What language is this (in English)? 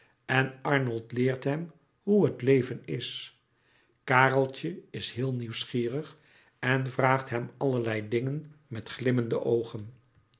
Dutch